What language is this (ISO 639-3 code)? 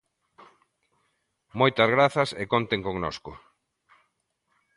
glg